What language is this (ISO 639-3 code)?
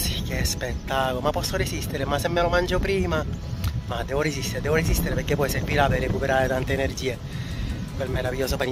ita